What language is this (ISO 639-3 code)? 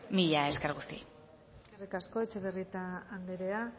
eus